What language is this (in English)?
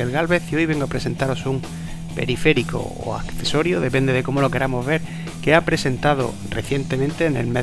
Spanish